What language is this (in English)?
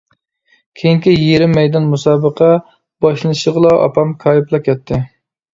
Uyghur